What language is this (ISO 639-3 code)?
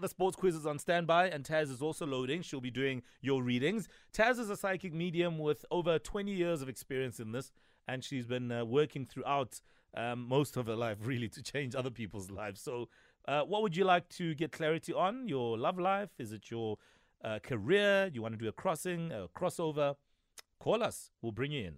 eng